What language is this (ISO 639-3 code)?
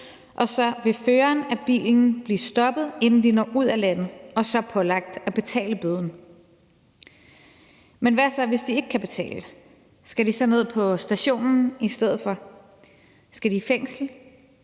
dan